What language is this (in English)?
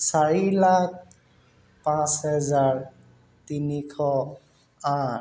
Assamese